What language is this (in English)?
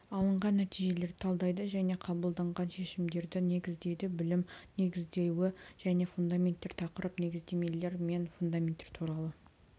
Kazakh